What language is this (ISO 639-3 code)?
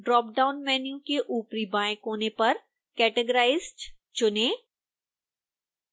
hin